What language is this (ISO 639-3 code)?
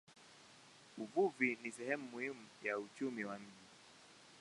swa